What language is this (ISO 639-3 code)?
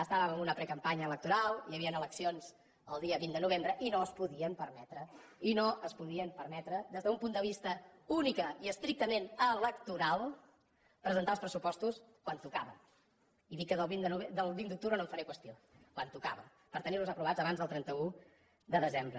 cat